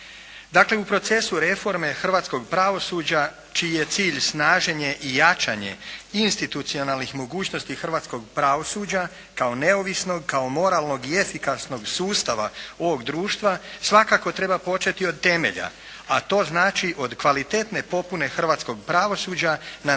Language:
Croatian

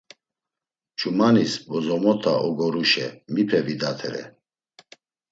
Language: Laz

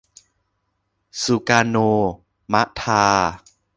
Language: Thai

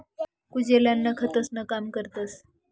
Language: Marathi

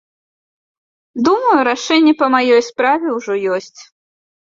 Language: Belarusian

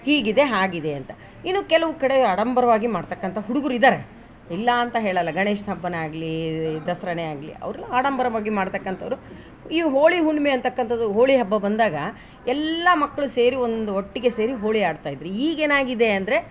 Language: Kannada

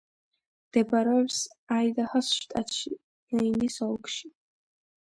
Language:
Georgian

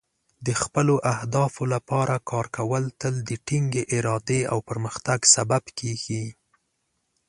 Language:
Pashto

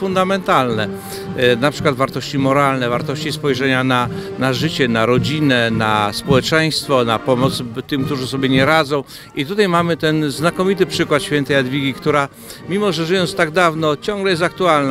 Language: Polish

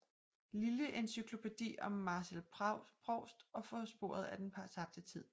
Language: Danish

